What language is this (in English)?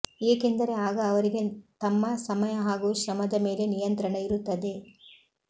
Kannada